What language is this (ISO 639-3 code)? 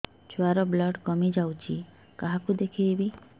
ori